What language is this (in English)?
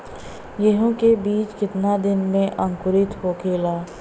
Bhojpuri